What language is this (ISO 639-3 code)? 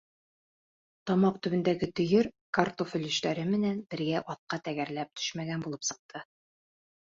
bak